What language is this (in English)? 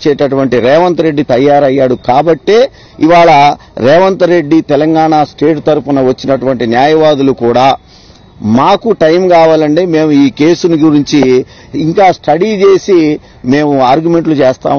Telugu